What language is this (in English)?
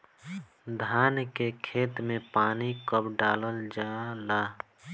Bhojpuri